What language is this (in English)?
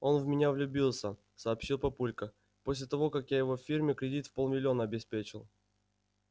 Russian